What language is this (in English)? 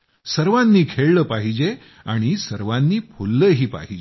Marathi